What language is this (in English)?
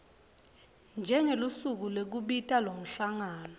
Swati